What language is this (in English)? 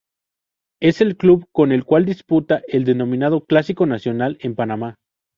Spanish